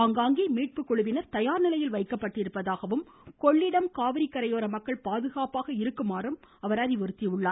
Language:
Tamil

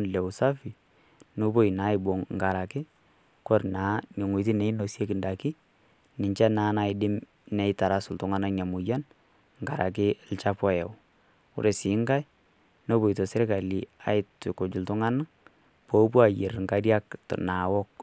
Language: Masai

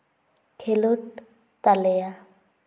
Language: Santali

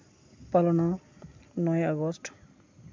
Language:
Santali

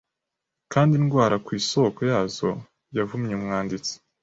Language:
Kinyarwanda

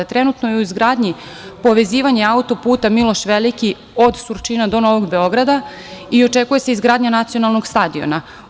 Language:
Serbian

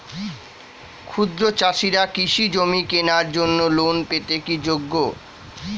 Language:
Bangla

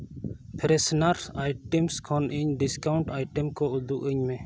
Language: Santali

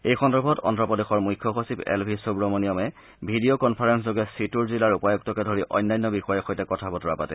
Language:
Assamese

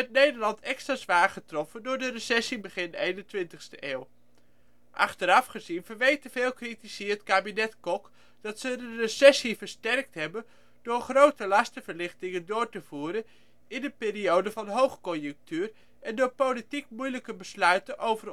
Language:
Dutch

